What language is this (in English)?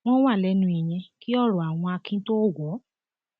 Yoruba